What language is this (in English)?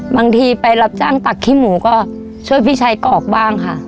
Thai